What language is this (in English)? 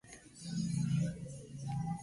Spanish